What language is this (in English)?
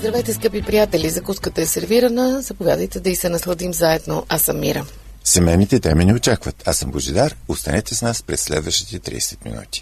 Bulgarian